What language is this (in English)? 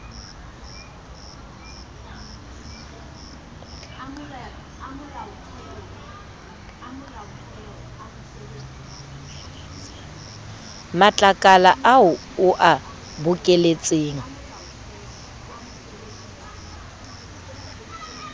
Southern Sotho